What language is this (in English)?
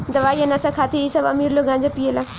Bhojpuri